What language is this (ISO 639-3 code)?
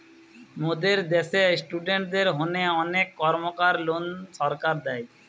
ben